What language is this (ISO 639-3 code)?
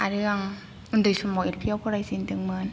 brx